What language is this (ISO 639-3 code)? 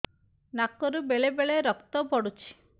ori